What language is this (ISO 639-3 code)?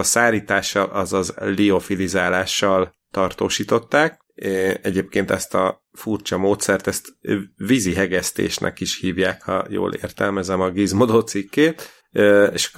hun